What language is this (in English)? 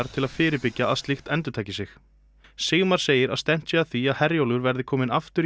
Icelandic